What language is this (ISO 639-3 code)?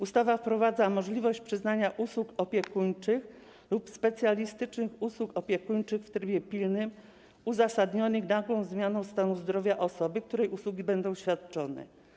pol